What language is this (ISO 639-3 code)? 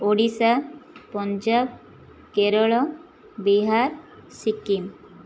ori